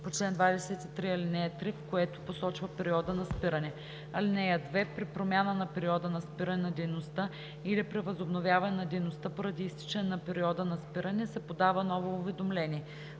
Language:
Bulgarian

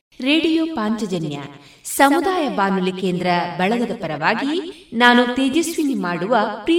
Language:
Kannada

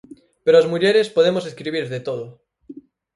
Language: Galician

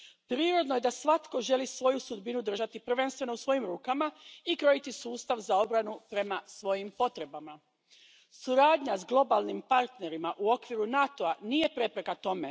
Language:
Croatian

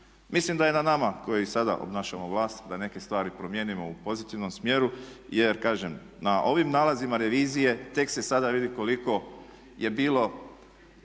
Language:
Croatian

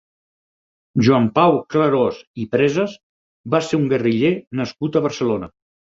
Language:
Catalan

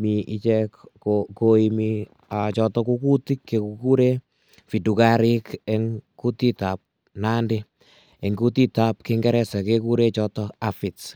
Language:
Kalenjin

